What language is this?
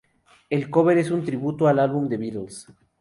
Spanish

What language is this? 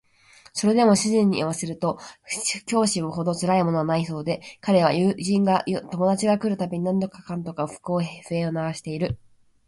Japanese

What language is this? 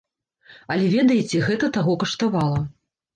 Belarusian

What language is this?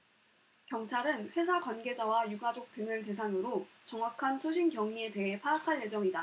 Korean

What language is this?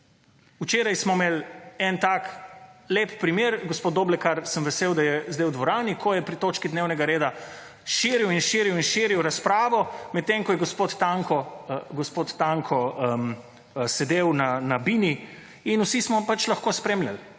Slovenian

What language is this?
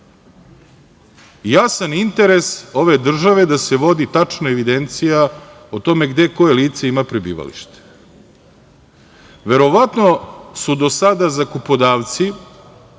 Serbian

